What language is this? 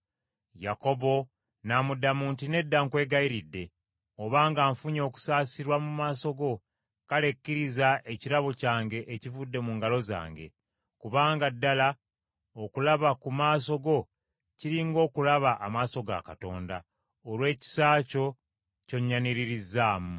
Ganda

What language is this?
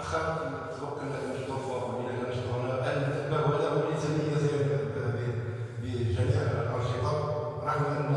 Arabic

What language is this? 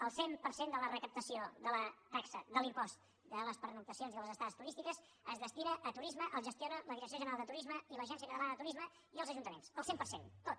Catalan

